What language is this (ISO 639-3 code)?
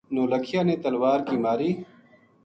gju